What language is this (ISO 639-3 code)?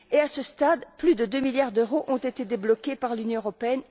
fra